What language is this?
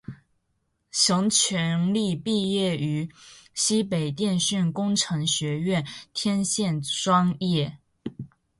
Chinese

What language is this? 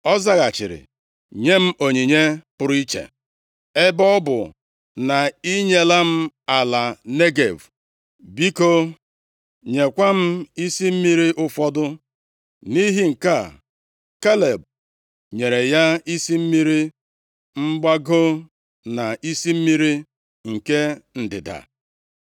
Igbo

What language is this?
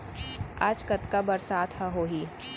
Chhattisgarhi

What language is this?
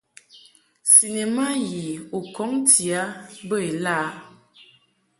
Mungaka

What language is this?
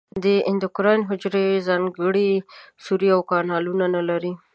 Pashto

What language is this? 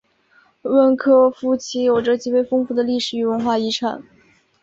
Chinese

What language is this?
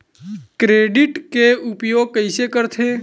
Chhattisgarhi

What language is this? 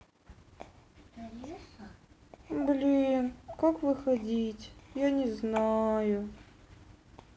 Russian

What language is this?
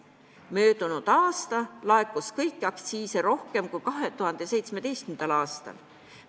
Estonian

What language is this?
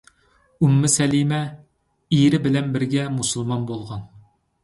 Uyghur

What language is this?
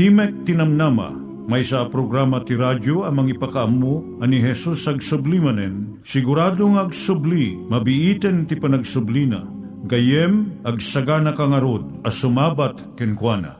Filipino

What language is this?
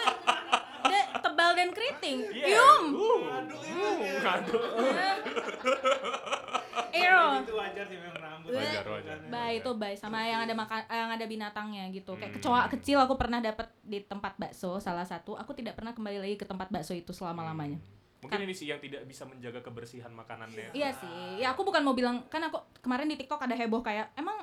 Indonesian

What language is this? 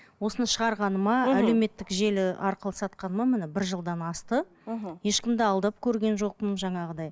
Kazakh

